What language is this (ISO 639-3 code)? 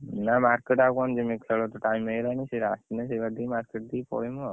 ori